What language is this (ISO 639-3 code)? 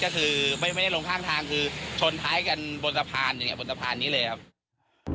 tha